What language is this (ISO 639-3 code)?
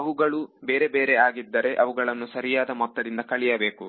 kan